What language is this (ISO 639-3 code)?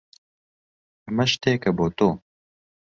ckb